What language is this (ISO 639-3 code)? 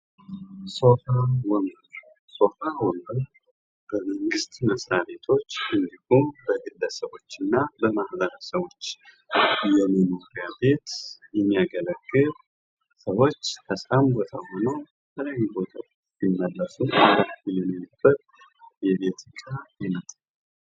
amh